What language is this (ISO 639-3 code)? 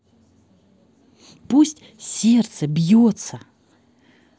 rus